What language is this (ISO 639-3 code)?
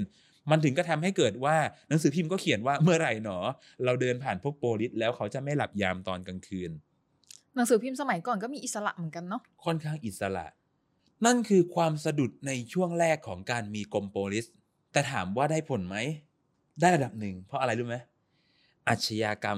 tha